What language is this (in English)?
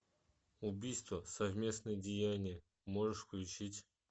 Russian